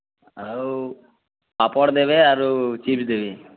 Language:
Odia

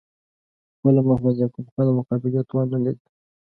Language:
Pashto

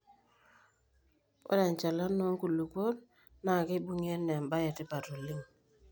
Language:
Masai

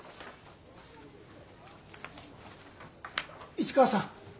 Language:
Japanese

